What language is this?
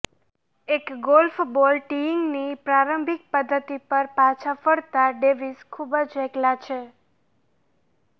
Gujarati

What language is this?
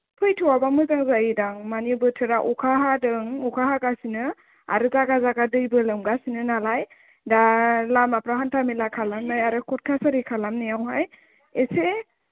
Bodo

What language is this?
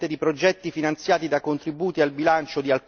Italian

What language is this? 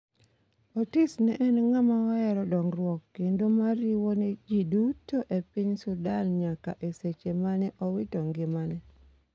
Luo (Kenya and Tanzania)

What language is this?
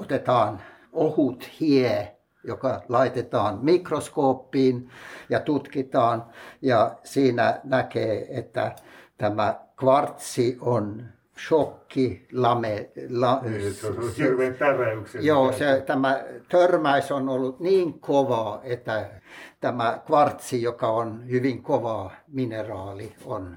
Finnish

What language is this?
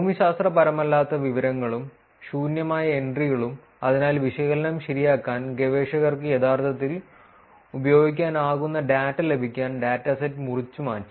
Malayalam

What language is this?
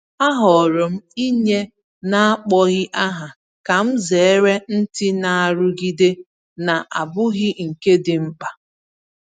Igbo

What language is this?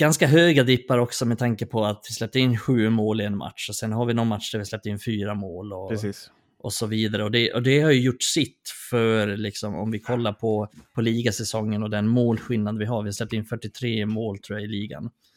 Swedish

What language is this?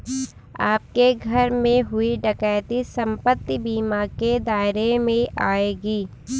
Hindi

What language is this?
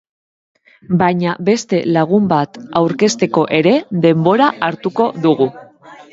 Basque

